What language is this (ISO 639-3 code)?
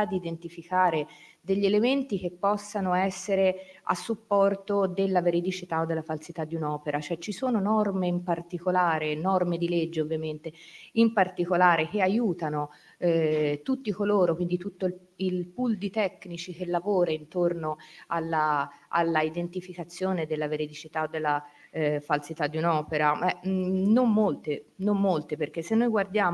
ita